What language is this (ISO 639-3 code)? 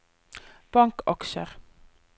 nor